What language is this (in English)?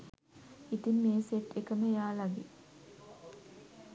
Sinhala